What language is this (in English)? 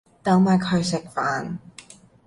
Cantonese